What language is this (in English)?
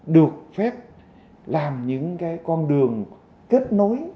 Vietnamese